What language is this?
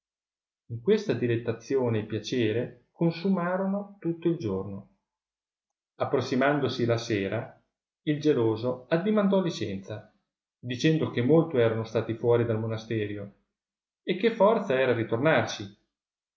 Italian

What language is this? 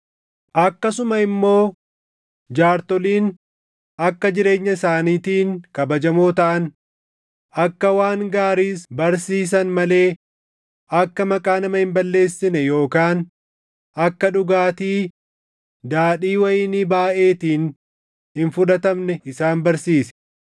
Oromo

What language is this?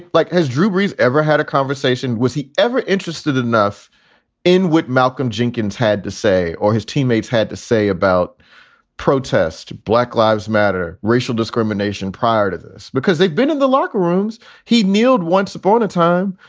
English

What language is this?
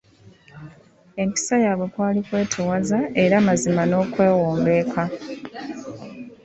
Ganda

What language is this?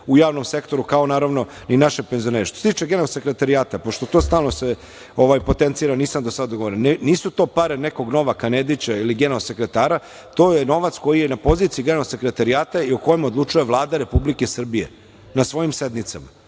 Serbian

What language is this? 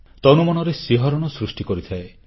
Odia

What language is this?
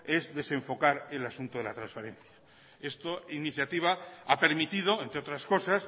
Spanish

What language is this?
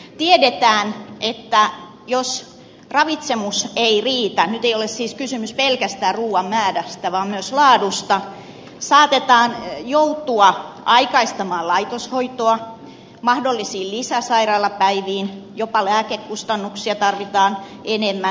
Finnish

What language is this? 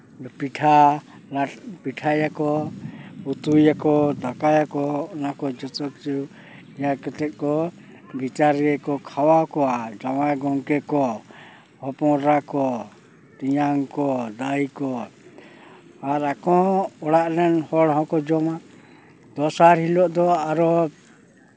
Santali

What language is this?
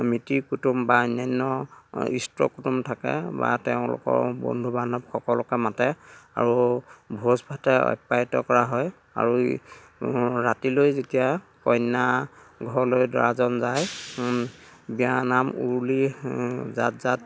Assamese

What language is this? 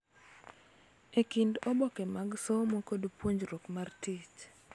Luo (Kenya and Tanzania)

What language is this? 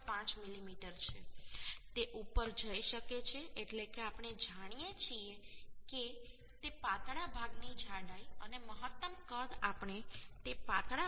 Gujarati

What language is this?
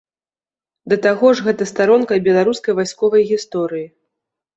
Belarusian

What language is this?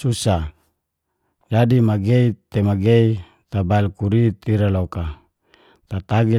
Geser-Gorom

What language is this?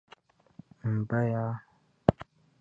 Dagbani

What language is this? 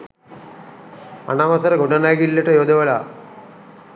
Sinhala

